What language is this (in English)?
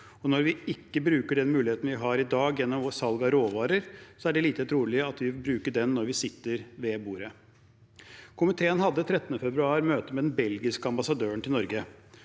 Norwegian